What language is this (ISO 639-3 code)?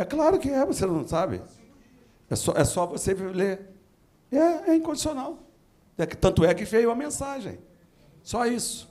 por